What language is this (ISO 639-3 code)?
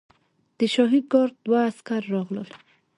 pus